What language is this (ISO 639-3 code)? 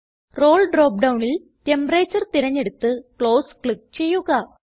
mal